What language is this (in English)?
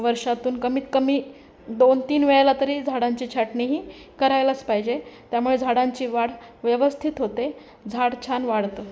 Marathi